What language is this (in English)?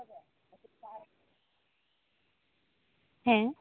Santali